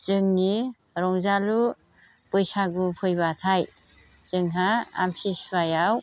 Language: Bodo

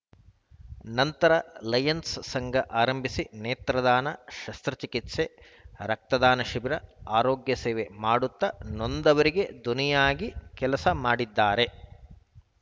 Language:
Kannada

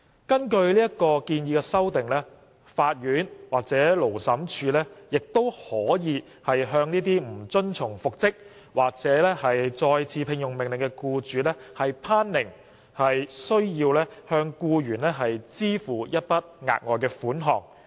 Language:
Cantonese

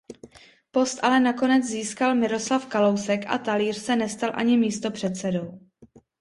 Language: Czech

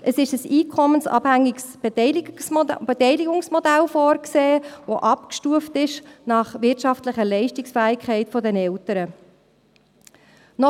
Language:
Swiss German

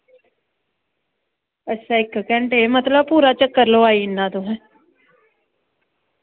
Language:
Dogri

